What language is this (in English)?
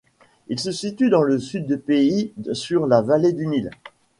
French